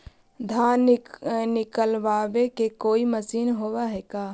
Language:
Magahi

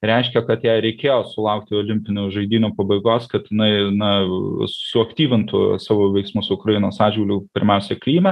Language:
Lithuanian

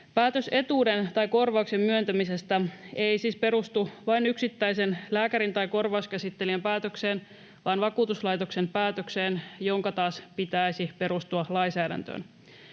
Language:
Finnish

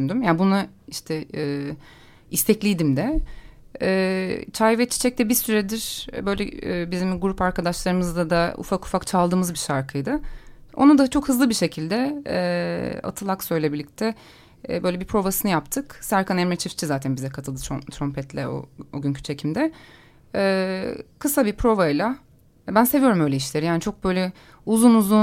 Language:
Turkish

